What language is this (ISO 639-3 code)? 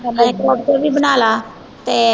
pan